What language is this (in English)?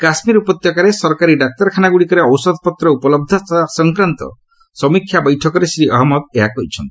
Odia